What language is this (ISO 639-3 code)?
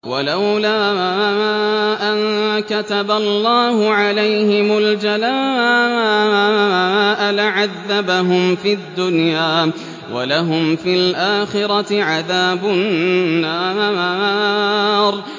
ara